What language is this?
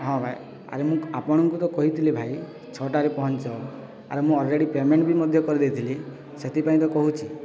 Odia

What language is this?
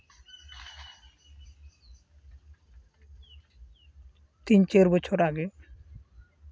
Santali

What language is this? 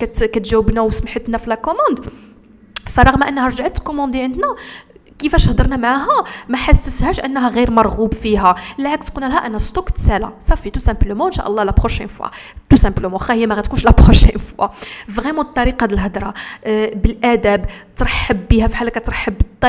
Arabic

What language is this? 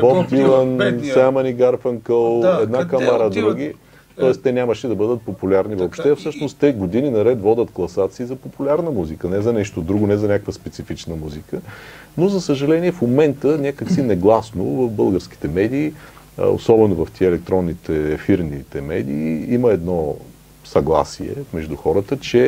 Bulgarian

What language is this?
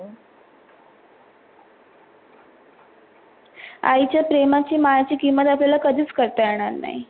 Marathi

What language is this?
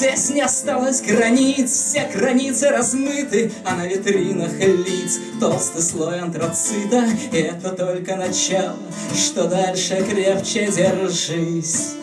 Russian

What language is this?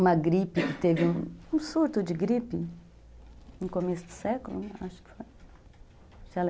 Portuguese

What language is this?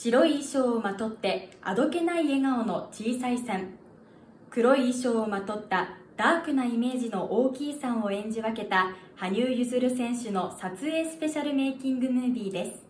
Japanese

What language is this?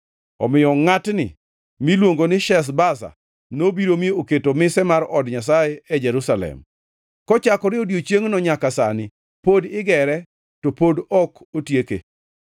Luo (Kenya and Tanzania)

